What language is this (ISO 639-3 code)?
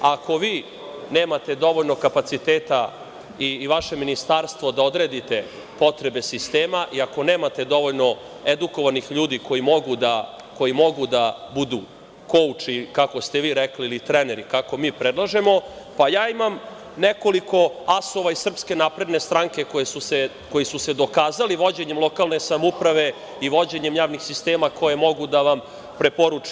srp